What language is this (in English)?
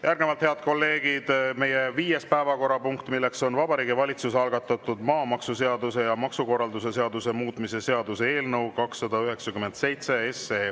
Estonian